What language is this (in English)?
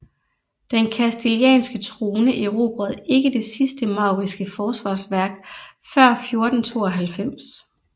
Danish